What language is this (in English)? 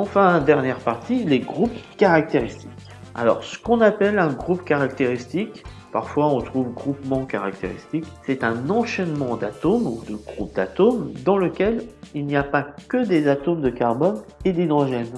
French